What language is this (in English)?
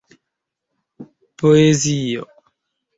Esperanto